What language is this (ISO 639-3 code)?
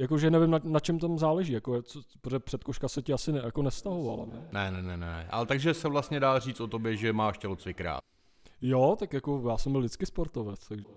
ces